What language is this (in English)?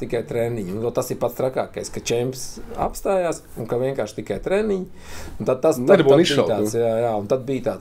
Latvian